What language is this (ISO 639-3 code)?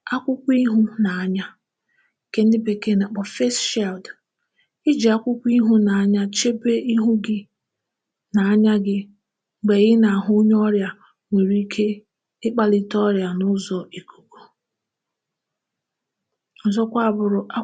ibo